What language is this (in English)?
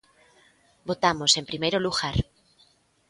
Galician